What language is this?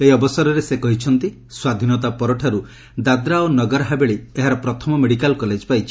Odia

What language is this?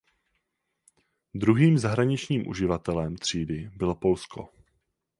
Czech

